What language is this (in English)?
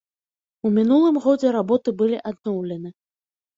Belarusian